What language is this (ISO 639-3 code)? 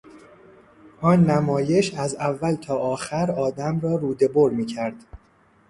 fas